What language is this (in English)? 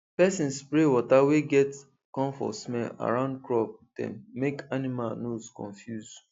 Nigerian Pidgin